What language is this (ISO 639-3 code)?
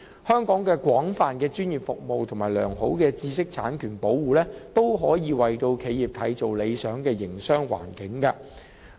yue